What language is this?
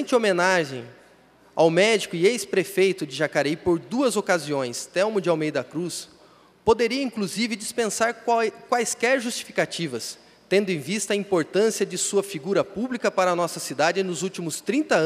Portuguese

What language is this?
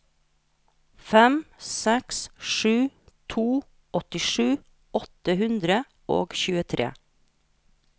Norwegian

